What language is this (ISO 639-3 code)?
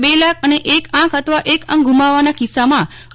guj